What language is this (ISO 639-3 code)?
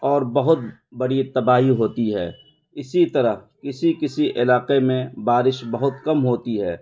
urd